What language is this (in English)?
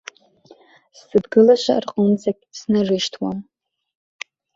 Abkhazian